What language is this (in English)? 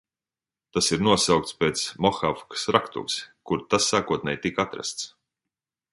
Latvian